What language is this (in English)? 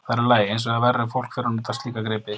Icelandic